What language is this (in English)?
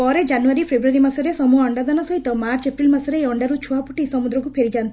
Odia